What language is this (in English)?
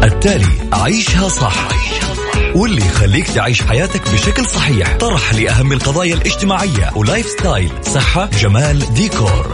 Arabic